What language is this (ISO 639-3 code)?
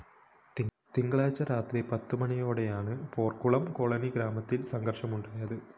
mal